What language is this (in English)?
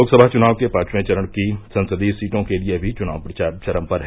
Hindi